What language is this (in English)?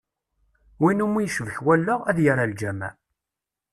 Kabyle